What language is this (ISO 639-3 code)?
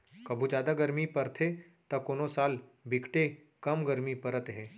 hne